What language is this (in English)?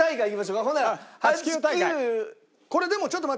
Japanese